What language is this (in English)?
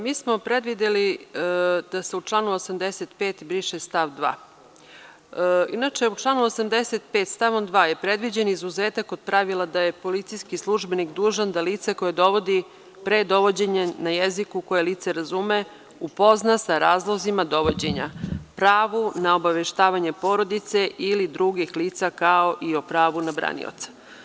Serbian